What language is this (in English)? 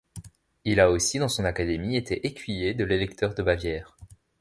French